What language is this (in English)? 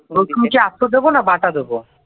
Bangla